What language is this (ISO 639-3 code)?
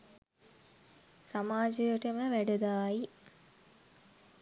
sin